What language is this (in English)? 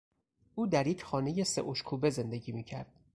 Persian